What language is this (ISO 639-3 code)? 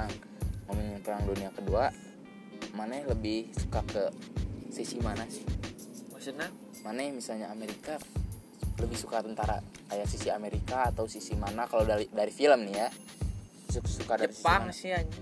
ind